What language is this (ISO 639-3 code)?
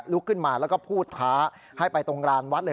tha